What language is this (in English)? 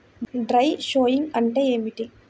Telugu